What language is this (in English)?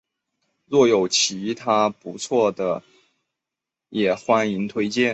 Chinese